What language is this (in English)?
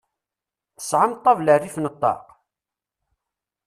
Kabyle